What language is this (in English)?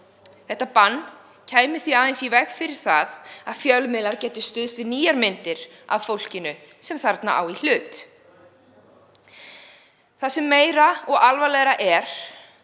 Icelandic